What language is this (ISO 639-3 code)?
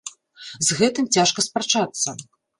bel